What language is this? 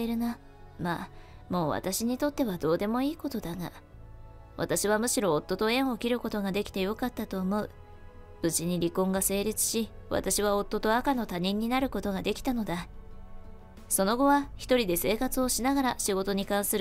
Japanese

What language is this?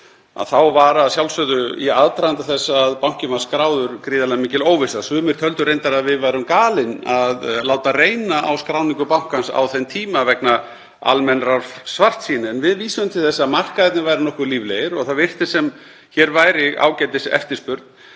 Icelandic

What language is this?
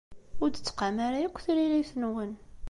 Kabyle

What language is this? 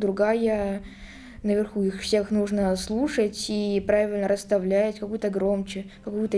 Russian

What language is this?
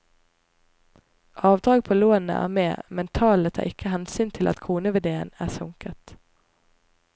Norwegian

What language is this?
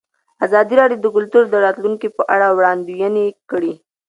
Pashto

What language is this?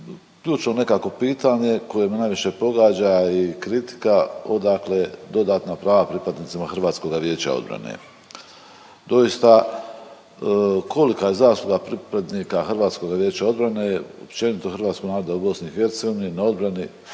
Croatian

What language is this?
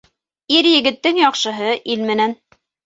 Bashkir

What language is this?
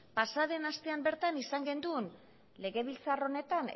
Basque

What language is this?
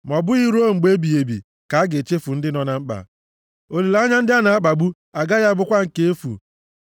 Igbo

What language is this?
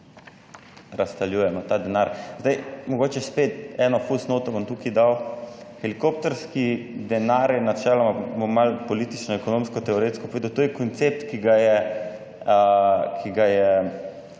Slovenian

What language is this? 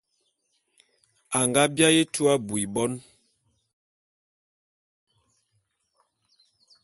Bulu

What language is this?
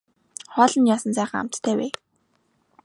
Mongolian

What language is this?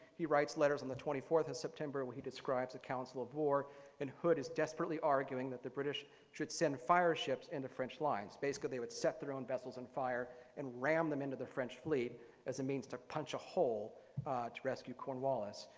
English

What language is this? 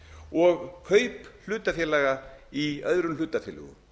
Icelandic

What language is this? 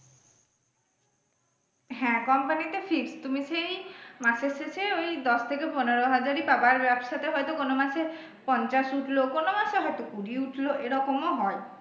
Bangla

